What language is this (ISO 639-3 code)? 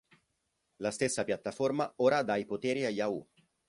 ita